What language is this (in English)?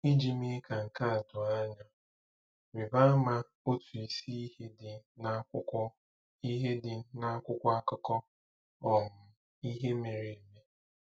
Igbo